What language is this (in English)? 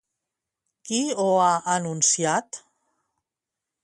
Catalan